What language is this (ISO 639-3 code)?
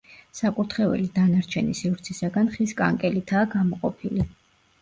kat